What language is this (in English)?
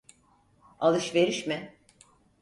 Turkish